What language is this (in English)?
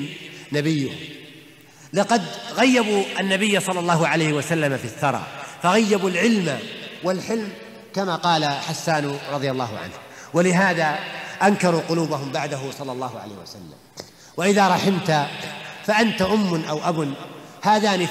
Arabic